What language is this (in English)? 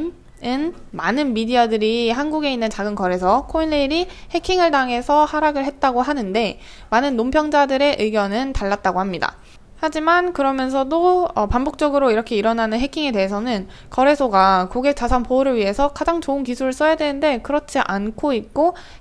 Korean